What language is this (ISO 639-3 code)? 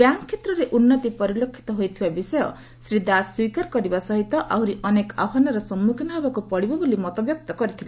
ori